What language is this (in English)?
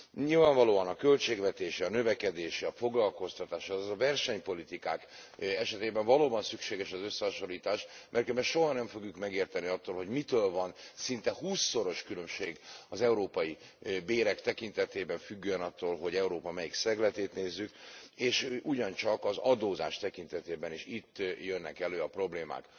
Hungarian